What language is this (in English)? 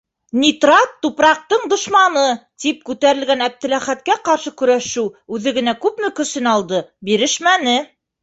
Bashkir